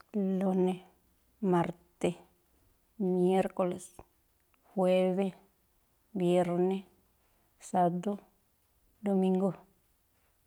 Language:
Tlacoapa Me'phaa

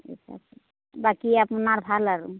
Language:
Assamese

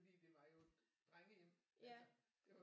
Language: Danish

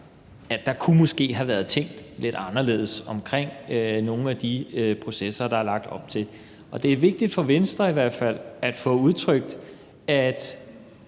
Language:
Danish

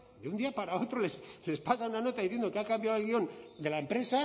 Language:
Spanish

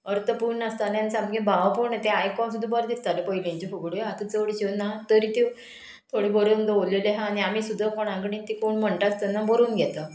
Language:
Konkani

